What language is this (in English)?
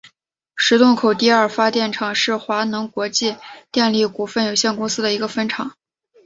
Chinese